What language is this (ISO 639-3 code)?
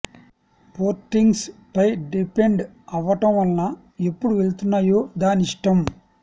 tel